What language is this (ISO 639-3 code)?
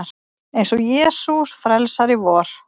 isl